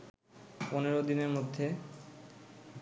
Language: Bangla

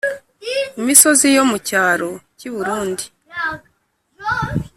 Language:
Kinyarwanda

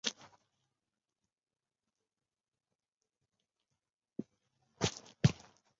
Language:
Chinese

